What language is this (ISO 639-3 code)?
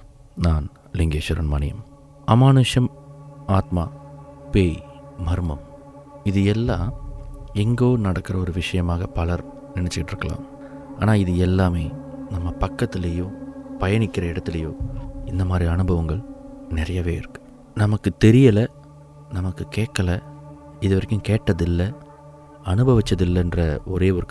tam